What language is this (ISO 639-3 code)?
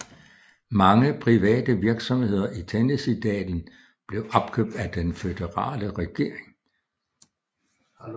dan